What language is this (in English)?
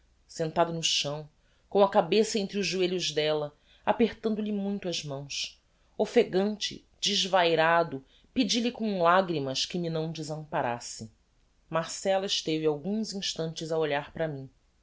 Portuguese